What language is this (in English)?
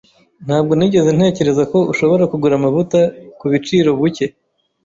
Kinyarwanda